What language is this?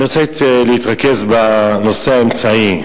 Hebrew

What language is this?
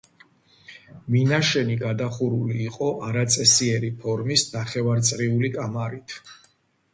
Georgian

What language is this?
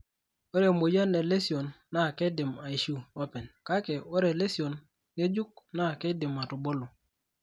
Masai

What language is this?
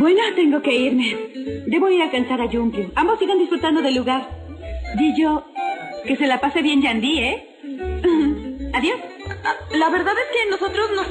Spanish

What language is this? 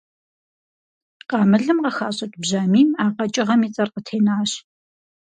Kabardian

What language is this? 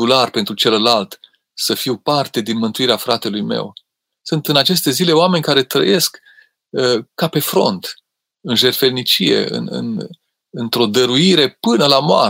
Romanian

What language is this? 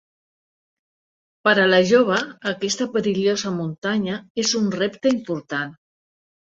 Catalan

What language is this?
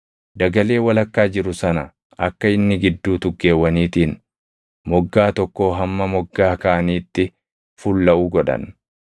Oromo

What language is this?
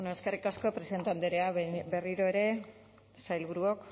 Basque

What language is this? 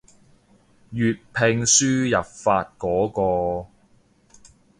Cantonese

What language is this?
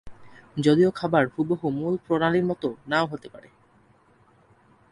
Bangla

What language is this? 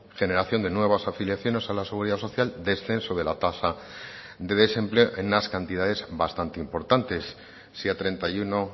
Spanish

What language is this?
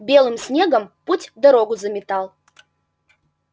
Russian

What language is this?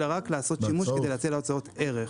Hebrew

